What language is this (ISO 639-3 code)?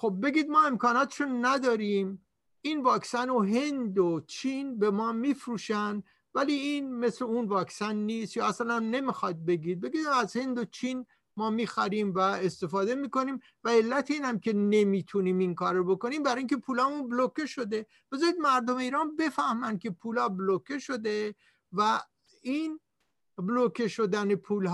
fas